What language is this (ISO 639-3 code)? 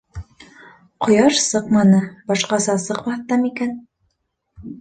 bak